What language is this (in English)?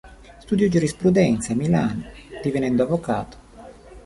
Italian